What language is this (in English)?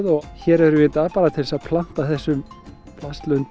Icelandic